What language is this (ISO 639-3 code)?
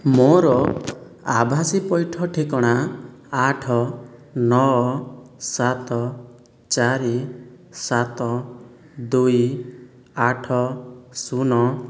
ori